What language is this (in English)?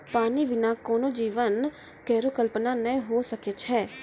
Maithili